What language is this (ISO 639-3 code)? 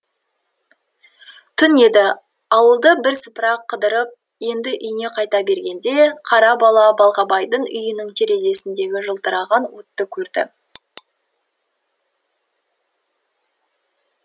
kaz